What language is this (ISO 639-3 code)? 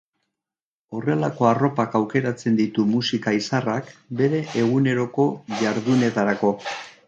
eus